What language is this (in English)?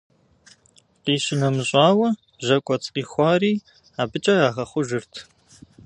Kabardian